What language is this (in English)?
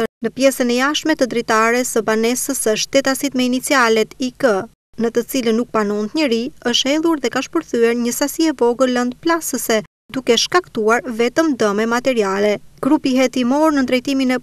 Romanian